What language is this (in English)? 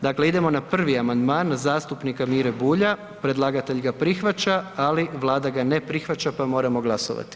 Croatian